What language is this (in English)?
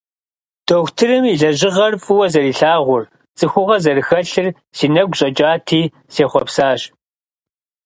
Kabardian